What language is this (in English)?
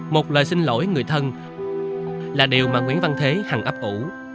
Vietnamese